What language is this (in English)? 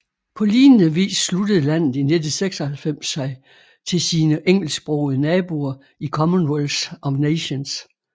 Danish